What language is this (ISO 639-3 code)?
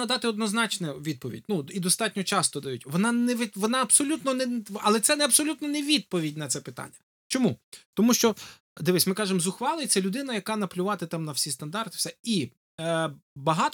ukr